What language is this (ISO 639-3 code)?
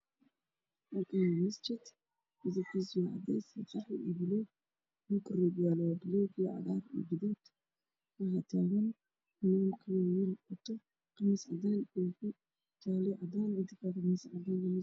som